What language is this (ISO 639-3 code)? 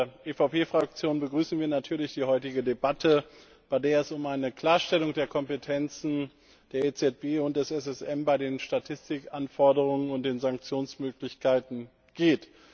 deu